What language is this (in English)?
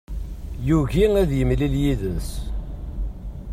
Kabyle